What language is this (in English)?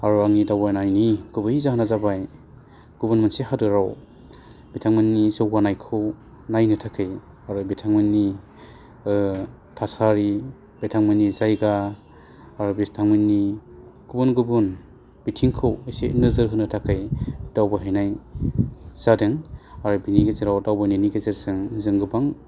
Bodo